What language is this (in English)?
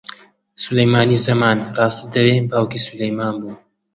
Central Kurdish